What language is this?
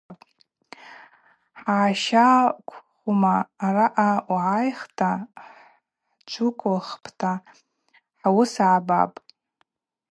Abaza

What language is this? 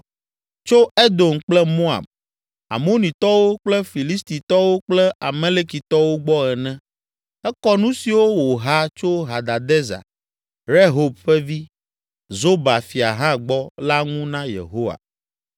Ewe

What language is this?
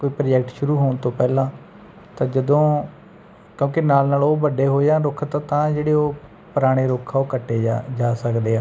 Punjabi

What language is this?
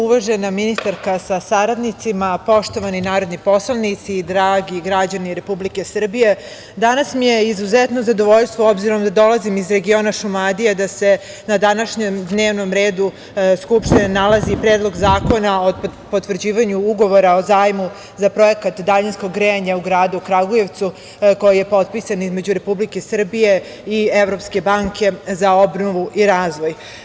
Serbian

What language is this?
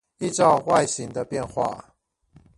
Chinese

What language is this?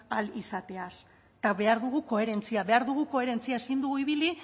Basque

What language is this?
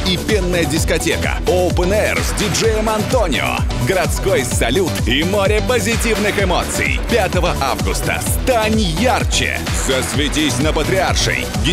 Russian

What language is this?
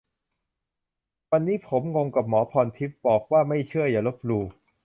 Thai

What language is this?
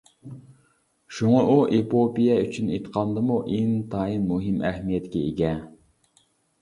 Uyghur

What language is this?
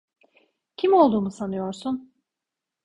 Turkish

